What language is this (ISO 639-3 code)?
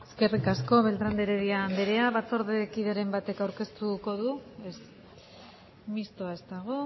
eus